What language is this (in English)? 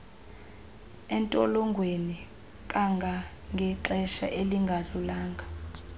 Xhosa